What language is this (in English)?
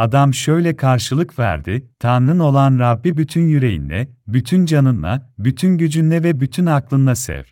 Turkish